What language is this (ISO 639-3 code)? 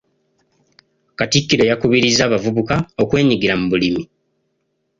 lug